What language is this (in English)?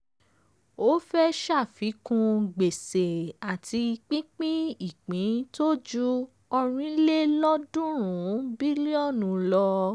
Yoruba